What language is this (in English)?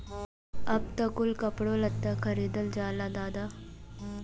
Bhojpuri